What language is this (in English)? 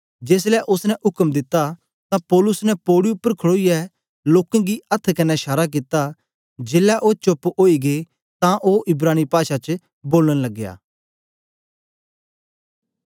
Dogri